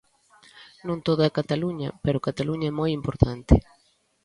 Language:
Galician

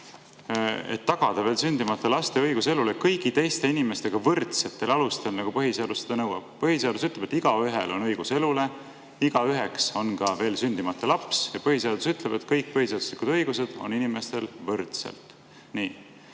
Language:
Estonian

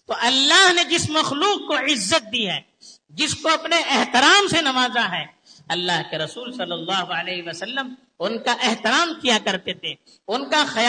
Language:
Urdu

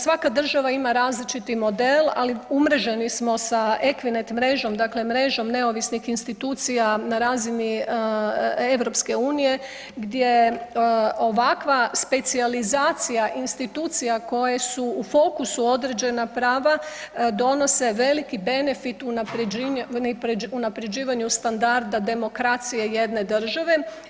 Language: Croatian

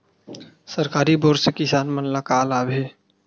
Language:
Chhattisgarhi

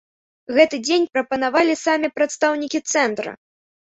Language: Belarusian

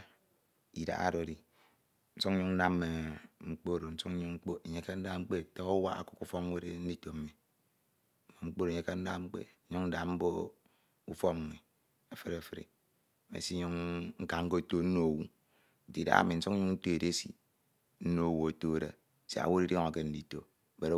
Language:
Ito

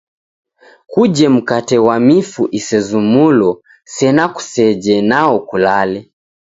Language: Taita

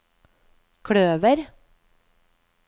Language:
Norwegian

